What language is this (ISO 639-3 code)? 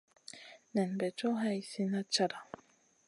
mcn